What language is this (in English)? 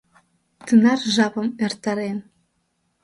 Mari